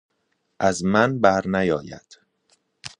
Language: Persian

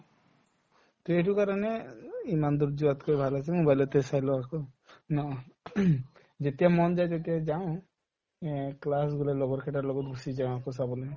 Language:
Assamese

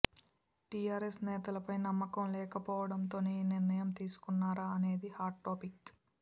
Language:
Telugu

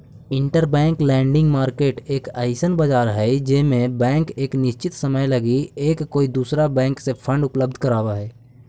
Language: Magahi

